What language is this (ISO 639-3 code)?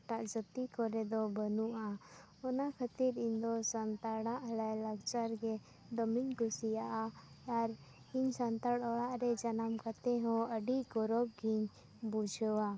sat